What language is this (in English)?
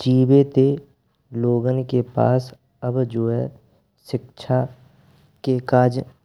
Braj